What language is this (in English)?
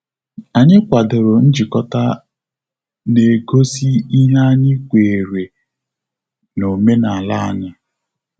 Igbo